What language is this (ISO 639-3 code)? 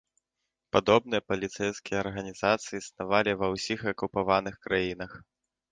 bel